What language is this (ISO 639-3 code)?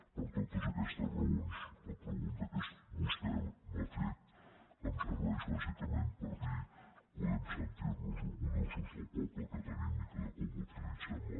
cat